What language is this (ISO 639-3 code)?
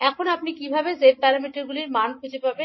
ben